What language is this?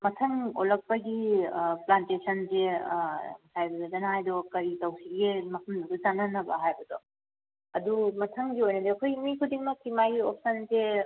Manipuri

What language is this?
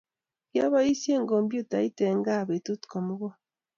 Kalenjin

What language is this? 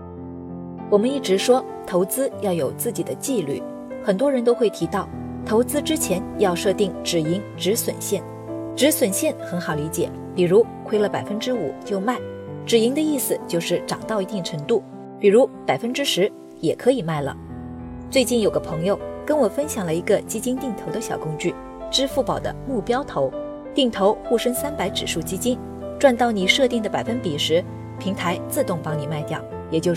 Chinese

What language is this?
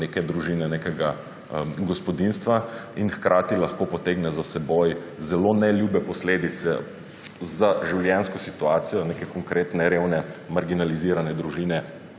Slovenian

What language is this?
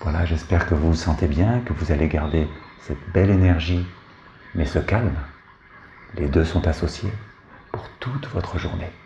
French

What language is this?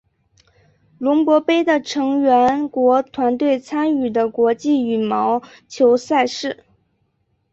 Chinese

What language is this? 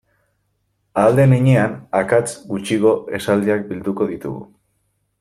Basque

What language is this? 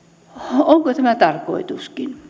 Finnish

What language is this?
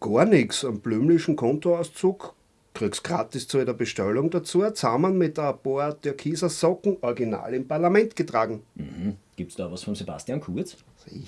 German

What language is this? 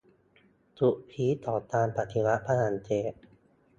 Thai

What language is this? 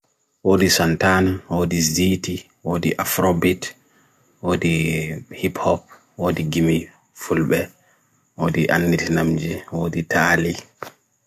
Bagirmi Fulfulde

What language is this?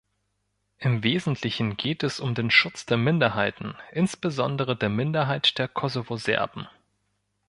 German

